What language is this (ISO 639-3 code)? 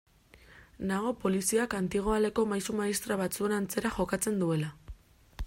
eus